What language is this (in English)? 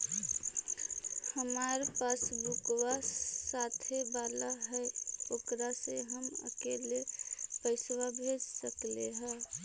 Magahi